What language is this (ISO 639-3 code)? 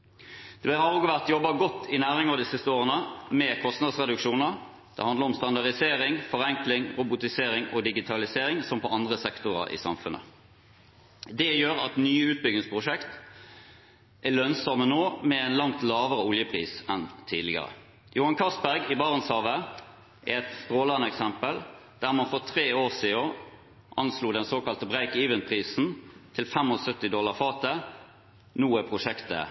nob